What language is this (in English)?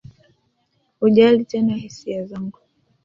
Swahili